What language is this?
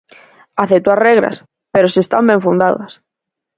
Galician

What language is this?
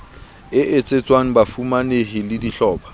Southern Sotho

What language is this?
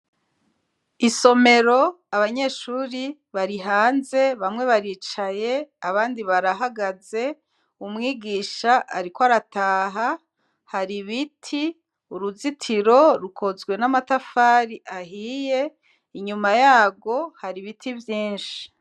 Rundi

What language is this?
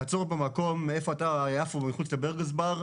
Hebrew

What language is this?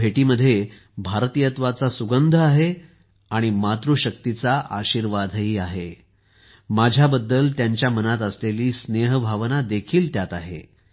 Marathi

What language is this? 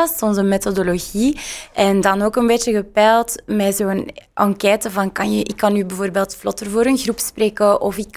Dutch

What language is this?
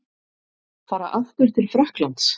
Icelandic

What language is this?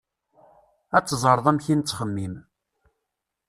Kabyle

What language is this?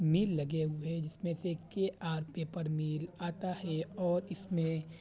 Urdu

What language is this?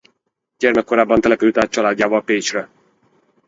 Hungarian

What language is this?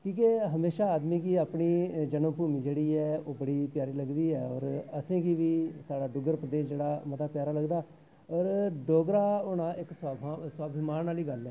Dogri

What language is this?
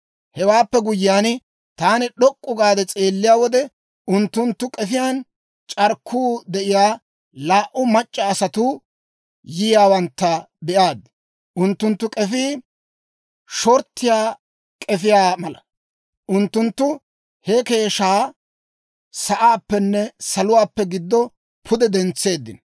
Dawro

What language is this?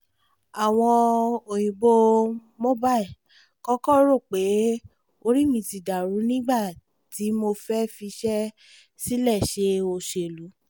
Yoruba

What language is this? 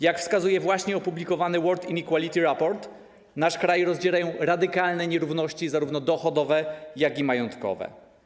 Polish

